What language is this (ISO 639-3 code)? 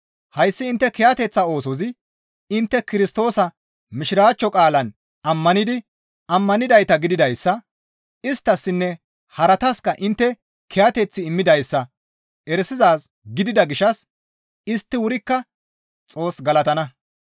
gmv